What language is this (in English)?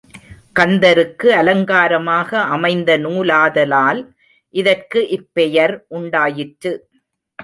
Tamil